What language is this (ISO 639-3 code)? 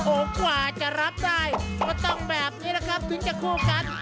tha